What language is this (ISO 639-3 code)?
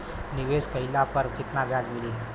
bho